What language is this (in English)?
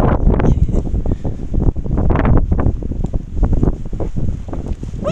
Norwegian